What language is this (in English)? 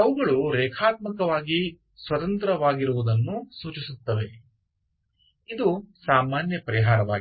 Kannada